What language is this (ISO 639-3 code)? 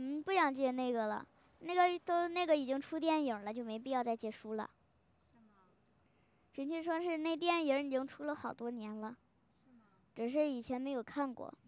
zho